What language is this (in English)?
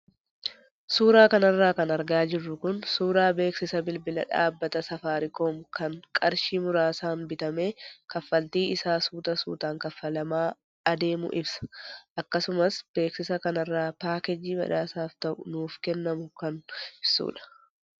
Oromo